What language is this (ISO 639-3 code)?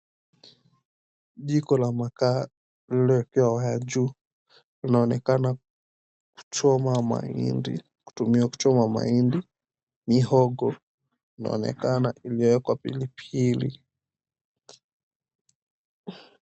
swa